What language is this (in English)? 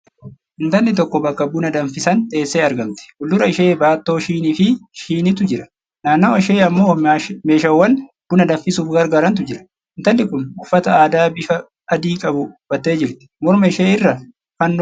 Oromo